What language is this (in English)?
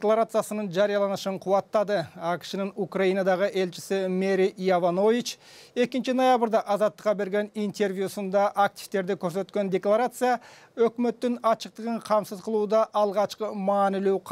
Turkish